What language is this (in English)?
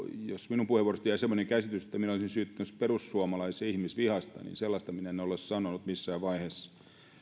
Finnish